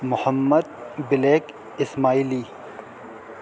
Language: Urdu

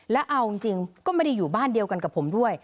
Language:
Thai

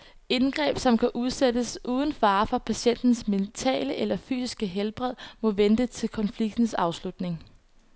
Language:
Danish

